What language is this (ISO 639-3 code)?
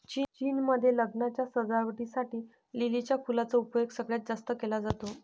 mar